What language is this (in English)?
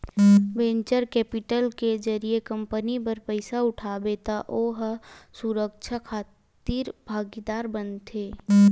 Chhattisgarhi